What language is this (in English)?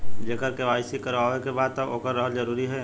Bhojpuri